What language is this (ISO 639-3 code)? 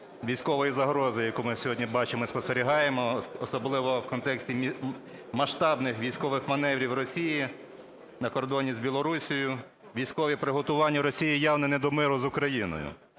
ukr